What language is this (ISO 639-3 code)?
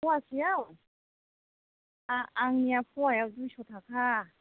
brx